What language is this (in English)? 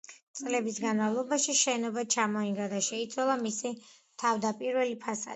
Georgian